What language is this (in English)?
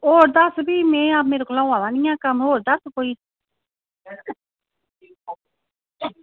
Dogri